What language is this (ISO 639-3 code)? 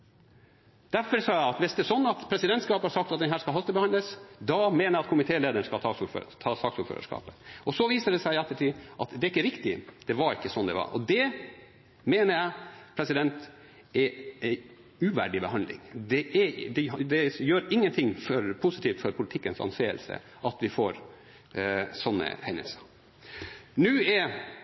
nob